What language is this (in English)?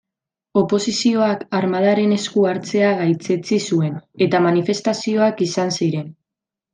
Basque